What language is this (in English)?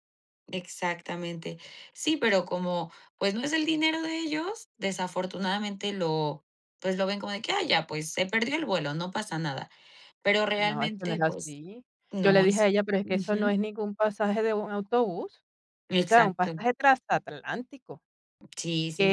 Spanish